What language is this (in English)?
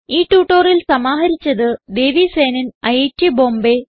Malayalam